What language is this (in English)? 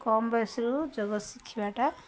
Odia